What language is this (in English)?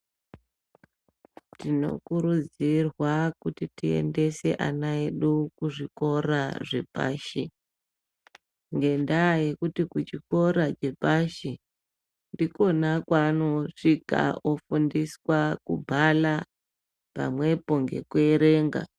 Ndau